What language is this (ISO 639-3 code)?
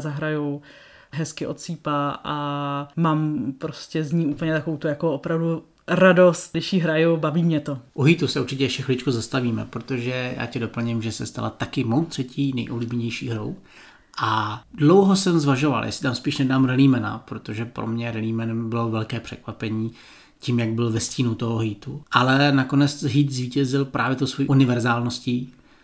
ces